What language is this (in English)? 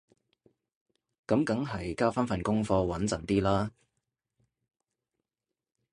Cantonese